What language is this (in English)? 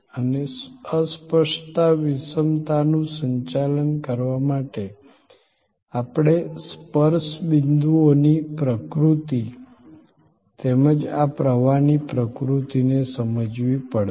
Gujarati